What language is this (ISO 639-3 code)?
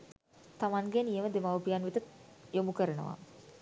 sin